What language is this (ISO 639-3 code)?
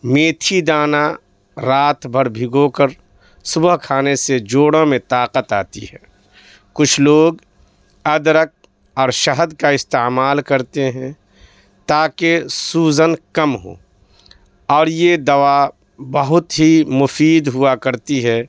urd